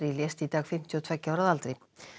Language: Icelandic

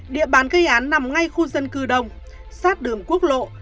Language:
Vietnamese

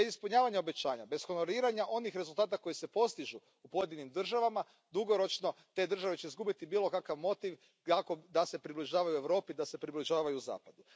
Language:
Croatian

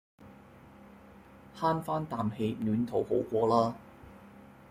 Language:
Cantonese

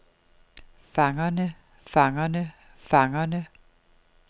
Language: Danish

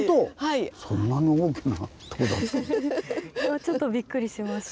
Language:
Japanese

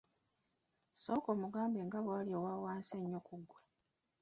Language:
Ganda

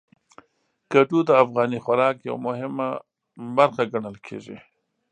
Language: Pashto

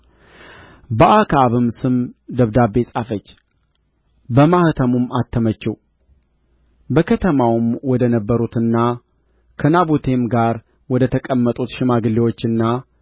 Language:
Amharic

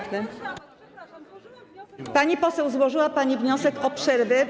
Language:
Polish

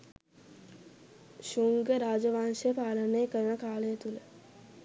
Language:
Sinhala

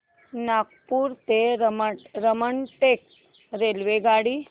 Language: Marathi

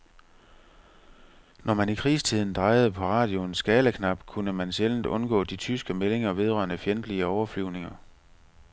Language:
Danish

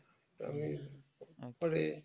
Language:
Bangla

